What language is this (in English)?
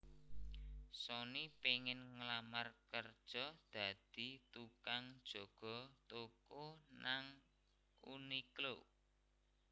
Javanese